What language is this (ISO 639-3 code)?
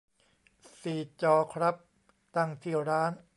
tha